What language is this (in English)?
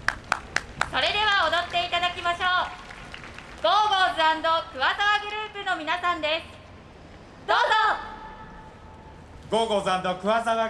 Japanese